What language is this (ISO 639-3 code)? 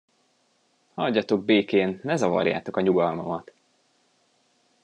hun